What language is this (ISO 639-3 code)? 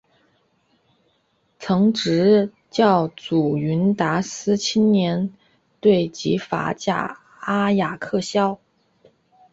zho